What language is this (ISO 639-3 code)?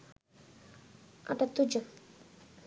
ben